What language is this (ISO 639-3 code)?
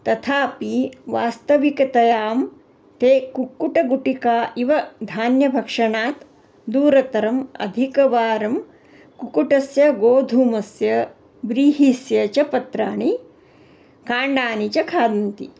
san